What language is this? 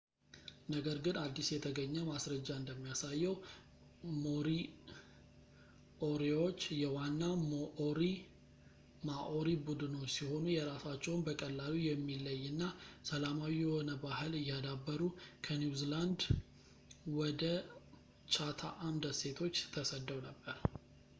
Amharic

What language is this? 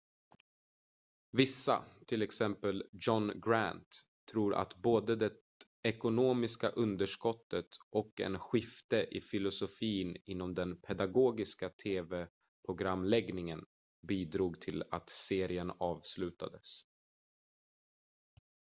Swedish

